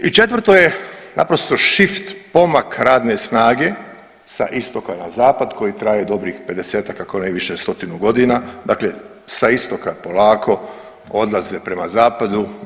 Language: Croatian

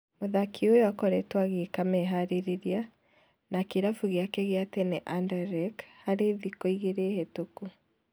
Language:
Kikuyu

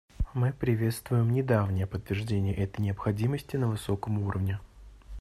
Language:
Russian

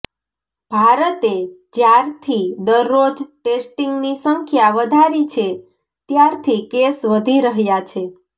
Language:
Gujarati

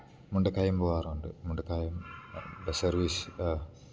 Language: Malayalam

